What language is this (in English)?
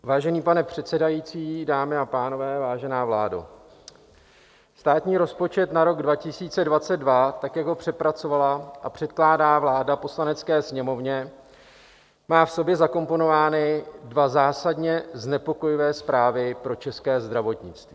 Czech